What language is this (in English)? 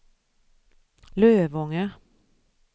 Swedish